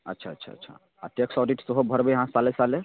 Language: Maithili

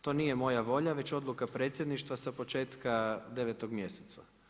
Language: Croatian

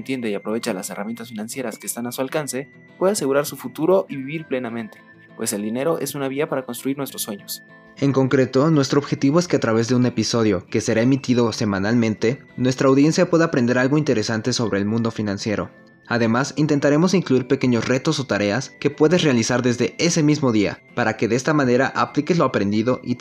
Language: Spanish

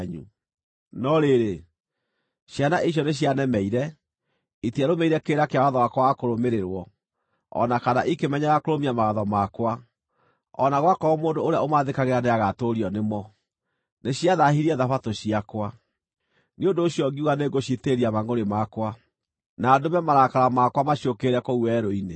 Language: Kikuyu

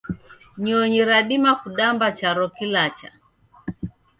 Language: Taita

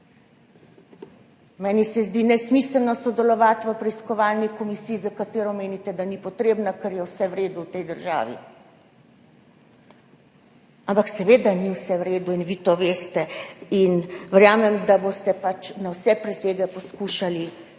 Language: Slovenian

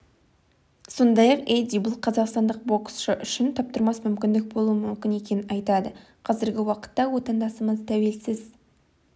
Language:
Kazakh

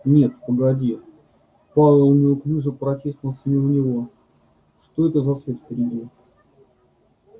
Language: Russian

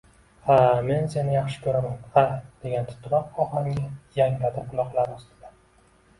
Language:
Uzbek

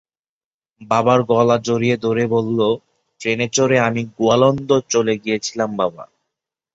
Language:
Bangla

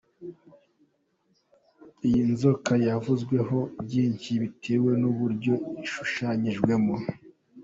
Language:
Kinyarwanda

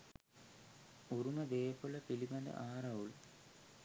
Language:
Sinhala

